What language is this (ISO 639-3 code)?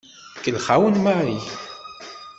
kab